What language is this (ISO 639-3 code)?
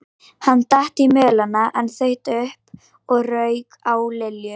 isl